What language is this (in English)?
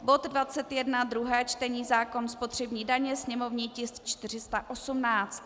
Czech